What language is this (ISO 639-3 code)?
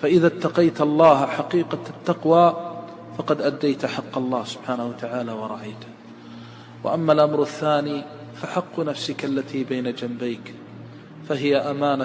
ara